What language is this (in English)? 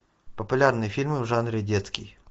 Russian